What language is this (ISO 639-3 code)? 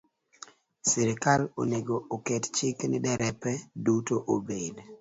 luo